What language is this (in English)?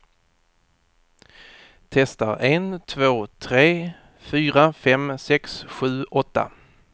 Swedish